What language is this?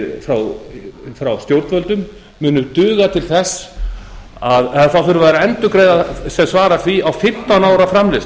Icelandic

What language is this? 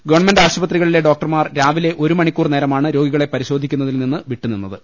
Malayalam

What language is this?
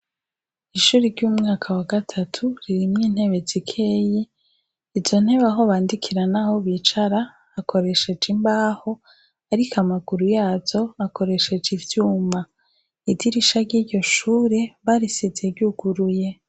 Rundi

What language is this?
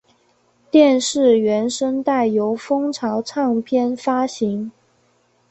Chinese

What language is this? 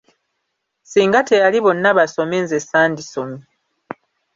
Ganda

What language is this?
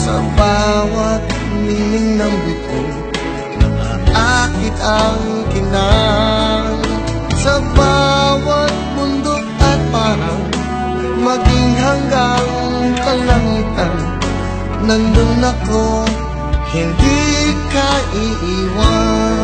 Indonesian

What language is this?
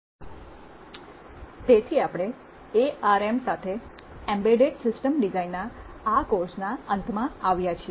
Gujarati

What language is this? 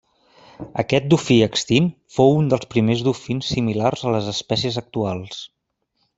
Catalan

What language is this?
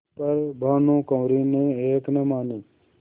Hindi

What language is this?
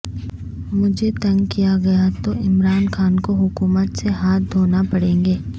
Urdu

